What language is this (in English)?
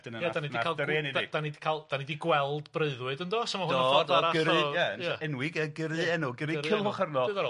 Welsh